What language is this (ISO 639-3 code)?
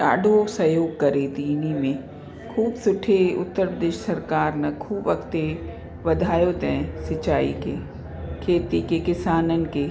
snd